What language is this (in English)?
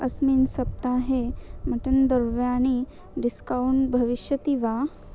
Sanskrit